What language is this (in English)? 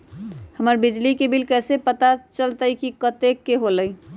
Magahi